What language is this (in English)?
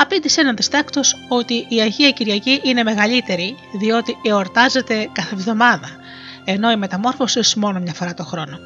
Greek